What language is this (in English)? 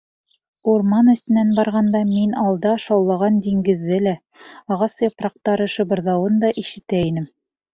Bashkir